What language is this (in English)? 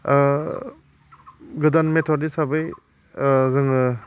Bodo